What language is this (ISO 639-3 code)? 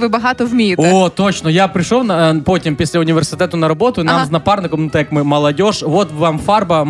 ukr